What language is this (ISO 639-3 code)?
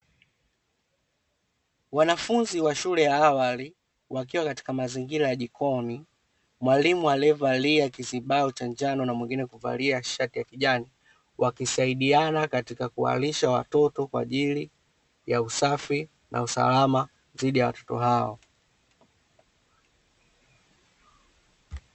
swa